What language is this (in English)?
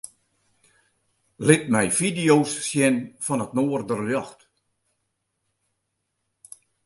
Western Frisian